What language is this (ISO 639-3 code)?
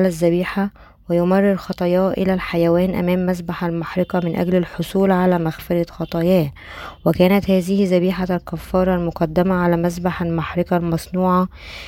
ara